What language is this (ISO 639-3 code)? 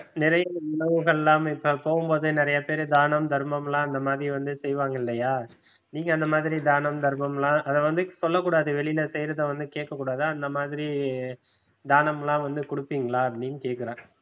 tam